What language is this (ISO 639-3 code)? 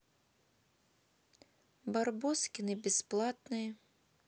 rus